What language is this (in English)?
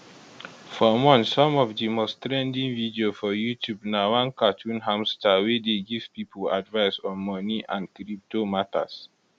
Nigerian Pidgin